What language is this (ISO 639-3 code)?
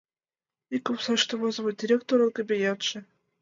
chm